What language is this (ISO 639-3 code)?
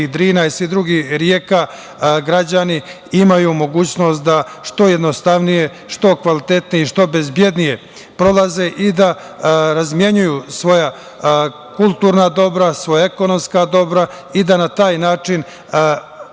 srp